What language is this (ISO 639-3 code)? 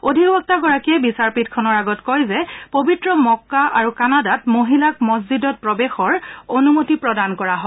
asm